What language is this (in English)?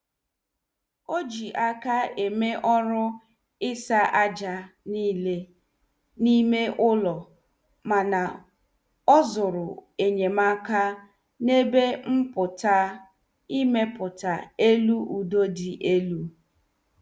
Igbo